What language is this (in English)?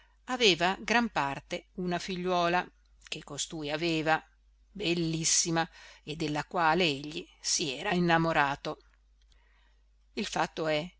Italian